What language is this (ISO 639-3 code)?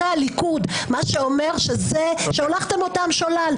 heb